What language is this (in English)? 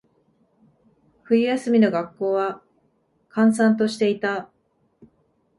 Japanese